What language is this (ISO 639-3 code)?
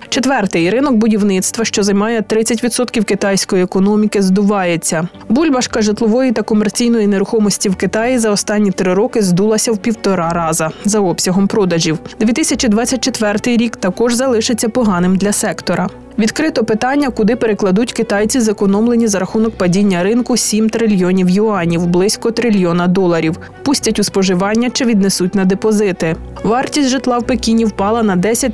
ukr